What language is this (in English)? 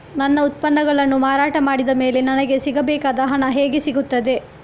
Kannada